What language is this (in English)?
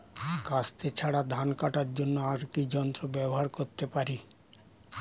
Bangla